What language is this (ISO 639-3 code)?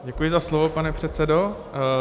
ces